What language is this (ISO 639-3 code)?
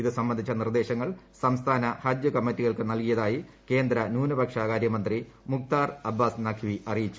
mal